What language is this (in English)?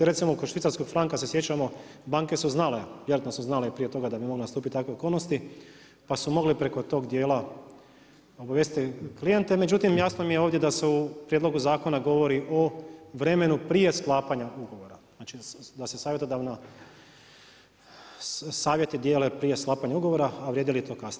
Croatian